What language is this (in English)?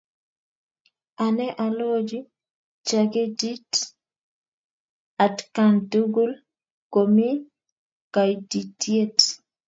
Kalenjin